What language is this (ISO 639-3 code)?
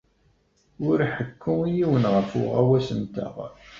kab